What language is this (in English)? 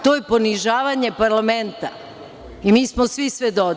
Serbian